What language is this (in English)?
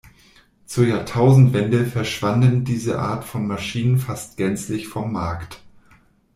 German